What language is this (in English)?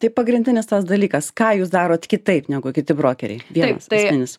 Lithuanian